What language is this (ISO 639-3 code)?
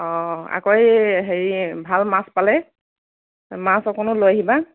asm